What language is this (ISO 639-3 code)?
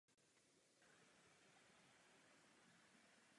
ces